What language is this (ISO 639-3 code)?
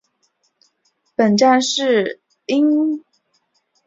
zho